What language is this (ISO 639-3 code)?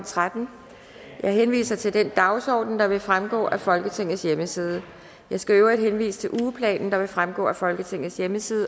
dan